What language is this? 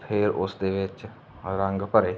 Punjabi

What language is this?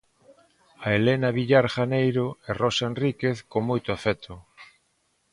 Galician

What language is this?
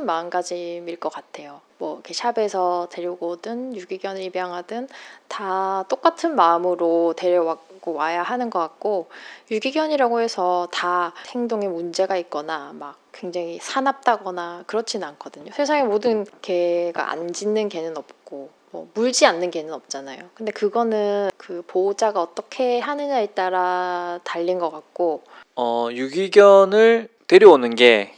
Korean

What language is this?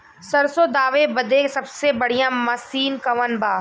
Bhojpuri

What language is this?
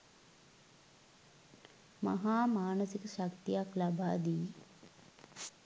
Sinhala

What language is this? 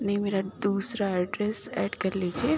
Urdu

